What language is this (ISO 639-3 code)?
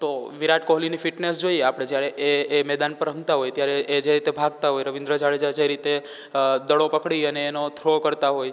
guj